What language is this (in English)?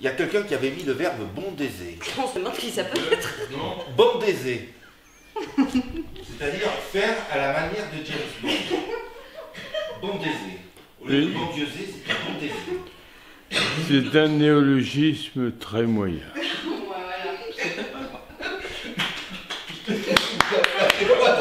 French